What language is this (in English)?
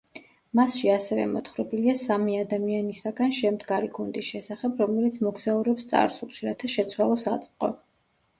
Georgian